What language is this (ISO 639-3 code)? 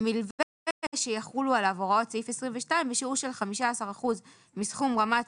heb